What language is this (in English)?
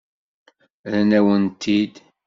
Kabyle